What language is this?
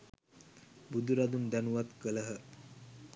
Sinhala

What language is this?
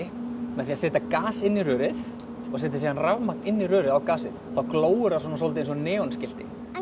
Icelandic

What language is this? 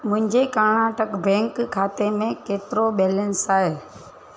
Sindhi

